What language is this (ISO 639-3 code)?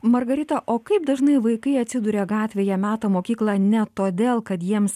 lit